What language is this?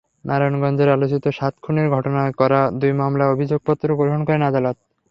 Bangla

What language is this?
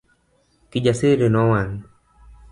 Luo (Kenya and Tanzania)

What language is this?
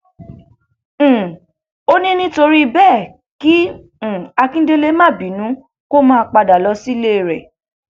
Yoruba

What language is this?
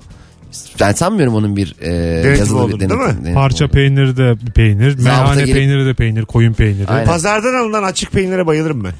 Turkish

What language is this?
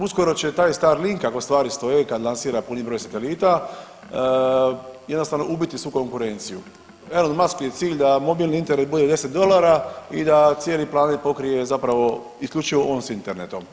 Croatian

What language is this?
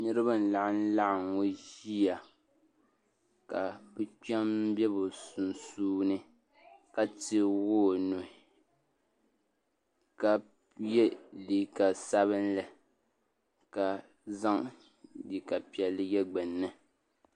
Dagbani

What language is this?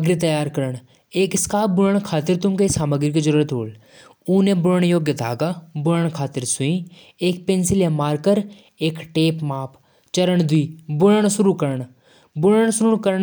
Jaunsari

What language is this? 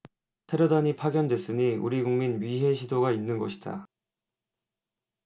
Korean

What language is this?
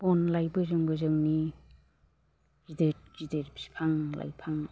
Bodo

